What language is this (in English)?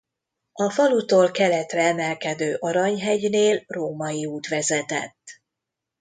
Hungarian